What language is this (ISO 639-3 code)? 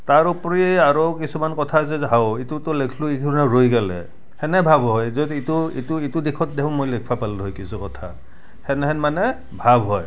asm